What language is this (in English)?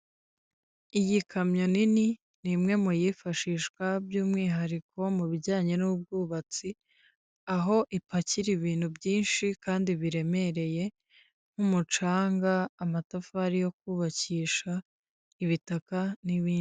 Kinyarwanda